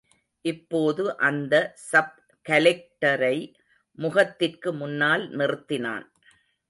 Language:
Tamil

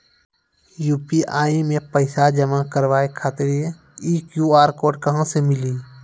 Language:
Maithili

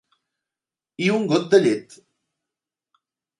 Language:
Catalan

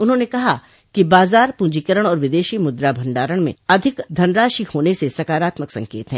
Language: Hindi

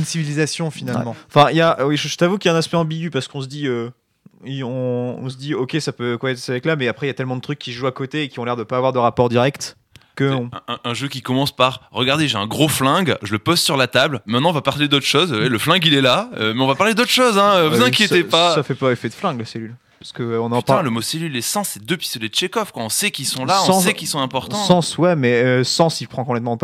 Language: French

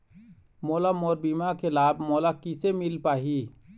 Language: Chhattisgarhi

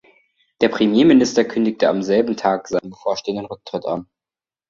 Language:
German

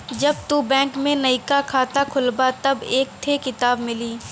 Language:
Bhojpuri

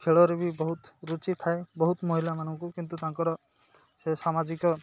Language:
Odia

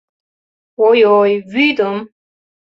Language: Mari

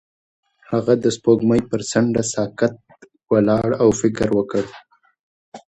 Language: Pashto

